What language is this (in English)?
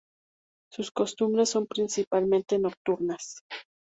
Spanish